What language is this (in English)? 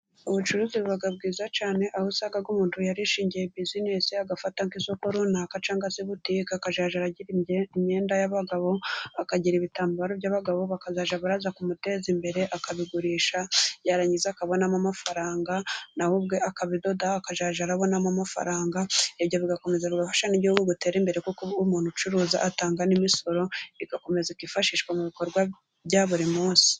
Kinyarwanda